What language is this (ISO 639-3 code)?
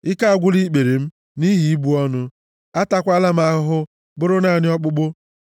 ibo